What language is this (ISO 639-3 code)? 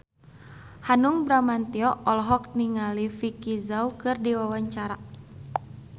sun